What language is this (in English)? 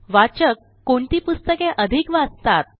Marathi